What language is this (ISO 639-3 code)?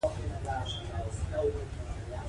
pus